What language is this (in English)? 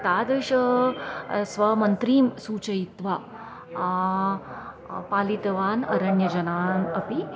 Sanskrit